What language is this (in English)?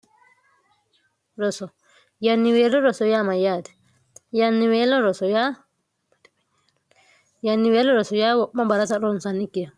Sidamo